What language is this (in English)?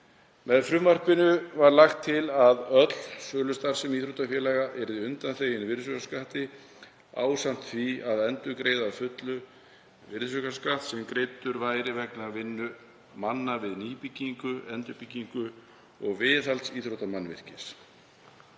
Icelandic